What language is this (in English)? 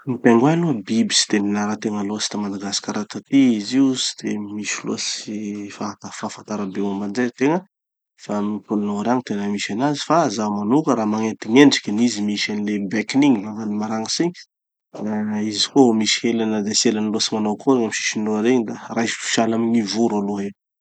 Tanosy Malagasy